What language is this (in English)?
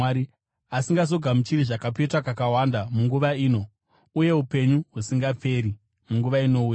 Shona